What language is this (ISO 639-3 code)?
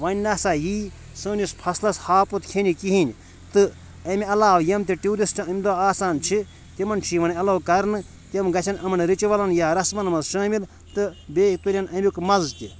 kas